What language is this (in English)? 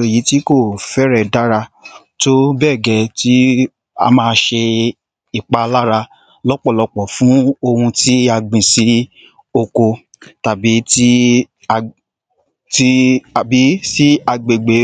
Yoruba